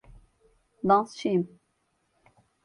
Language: Turkish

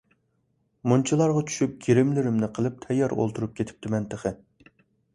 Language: Uyghur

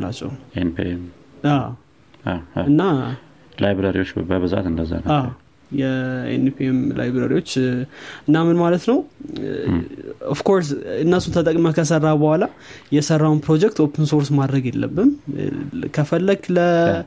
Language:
Amharic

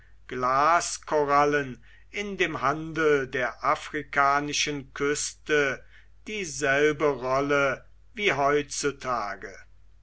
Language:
German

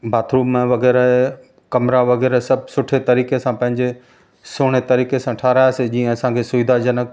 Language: Sindhi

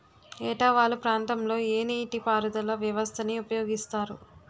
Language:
Telugu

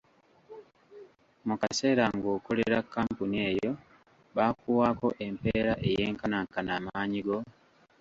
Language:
Ganda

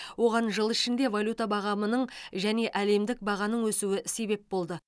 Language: Kazakh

